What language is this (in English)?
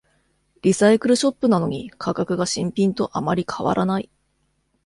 Japanese